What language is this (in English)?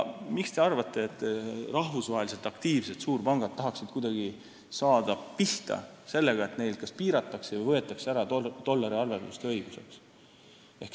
Estonian